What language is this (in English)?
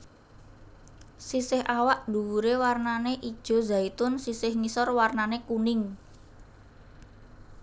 Javanese